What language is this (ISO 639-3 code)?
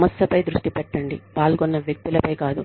tel